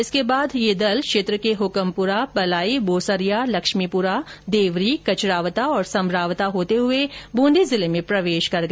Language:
Hindi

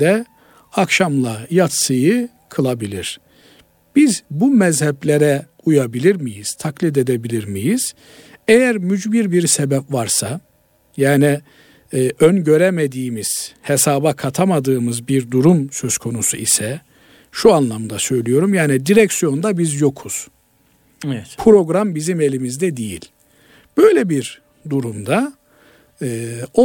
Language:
Turkish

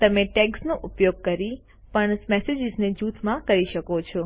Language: Gujarati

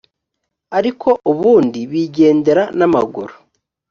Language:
Kinyarwanda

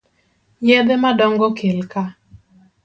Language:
Luo (Kenya and Tanzania)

